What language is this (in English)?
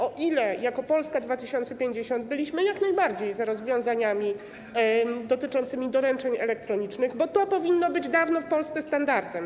Polish